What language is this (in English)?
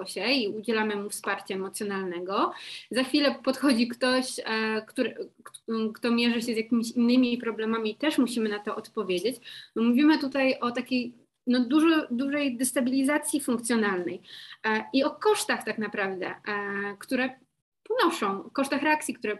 Polish